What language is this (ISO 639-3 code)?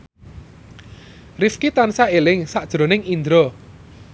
jav